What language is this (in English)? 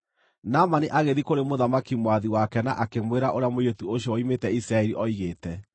Kikuyu